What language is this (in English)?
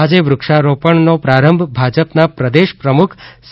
Gujarati